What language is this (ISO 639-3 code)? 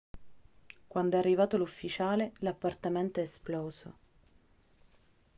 ita